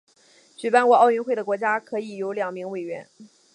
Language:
Chinese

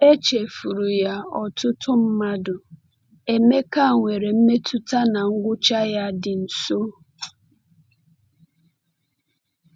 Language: Igbo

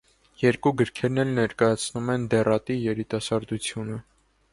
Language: Armenian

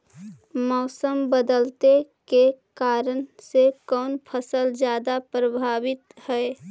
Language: Magahi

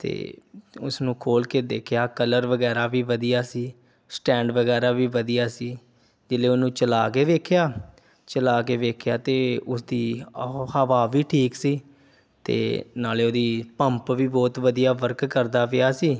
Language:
Punjabi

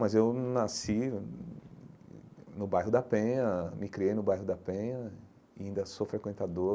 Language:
Portuguese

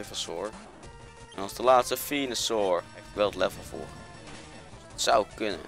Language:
Dutch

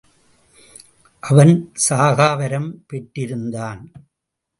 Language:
Tamil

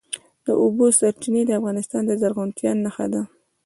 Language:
Pashto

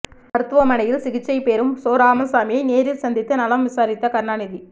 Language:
Tamil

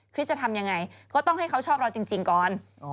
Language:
Thai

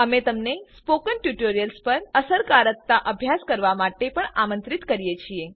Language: Gujarati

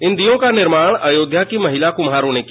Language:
Hindi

